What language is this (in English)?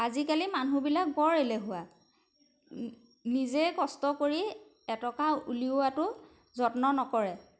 Assamese